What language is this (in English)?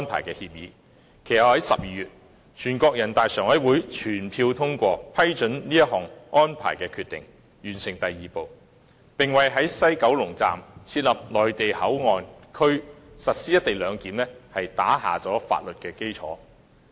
Cantonese